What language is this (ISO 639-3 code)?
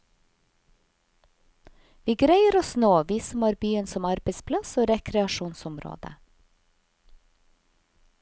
nor